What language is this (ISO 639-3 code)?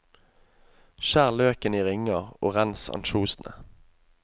nor